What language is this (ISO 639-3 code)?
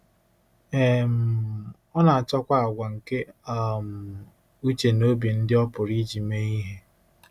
ibo